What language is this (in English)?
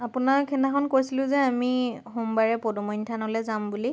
Assamese